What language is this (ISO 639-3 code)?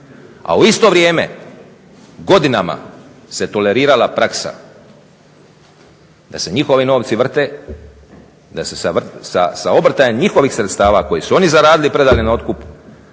hrv